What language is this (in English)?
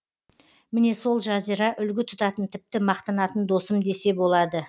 Kazakh